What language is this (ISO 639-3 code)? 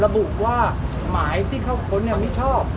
tha